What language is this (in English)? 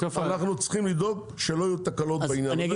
Hebrew